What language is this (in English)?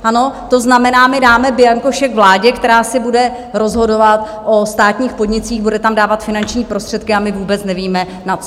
Czech